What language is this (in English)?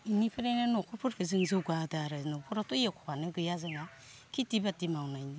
Bodo